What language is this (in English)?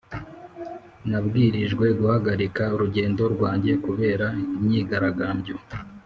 Kinyarwanda